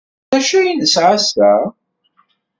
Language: Kabyle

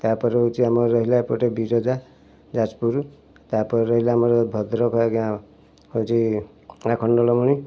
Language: Odia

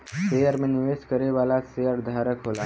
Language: Bhojpuri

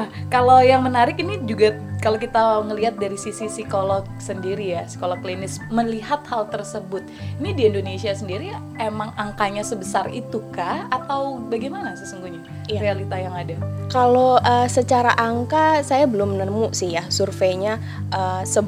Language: Indonesian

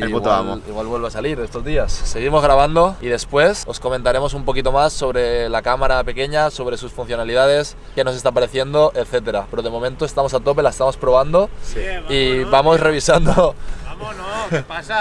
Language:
Spanish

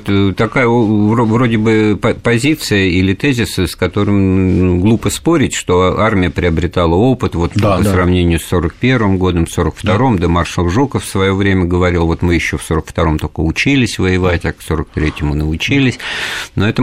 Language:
Russian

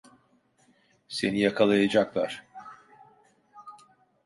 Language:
Turkish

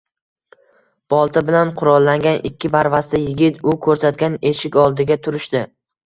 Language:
Uzbek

